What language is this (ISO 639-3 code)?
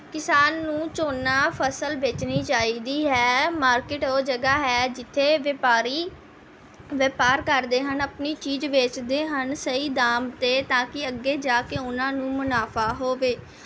pan